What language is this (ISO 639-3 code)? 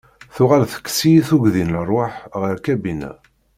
kab